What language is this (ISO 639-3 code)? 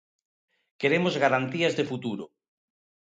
glg